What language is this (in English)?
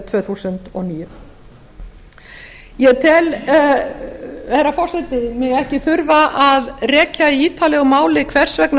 Icelandic